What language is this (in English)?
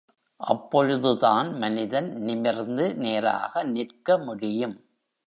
Tamil